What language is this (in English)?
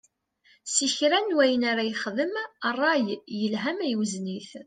Kabyle